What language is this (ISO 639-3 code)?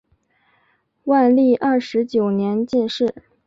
zho